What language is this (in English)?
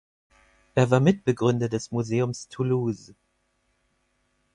German